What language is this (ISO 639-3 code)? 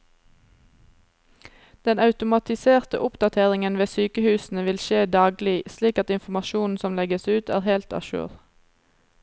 nor